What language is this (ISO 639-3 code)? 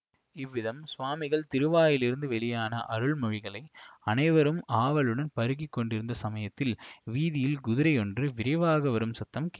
tam